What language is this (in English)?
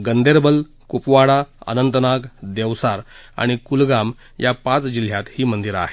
Marathi